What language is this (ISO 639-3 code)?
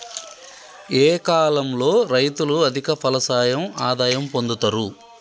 tel